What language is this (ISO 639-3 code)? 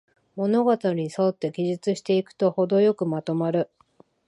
jpn